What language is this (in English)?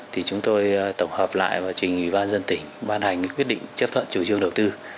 Vietnamese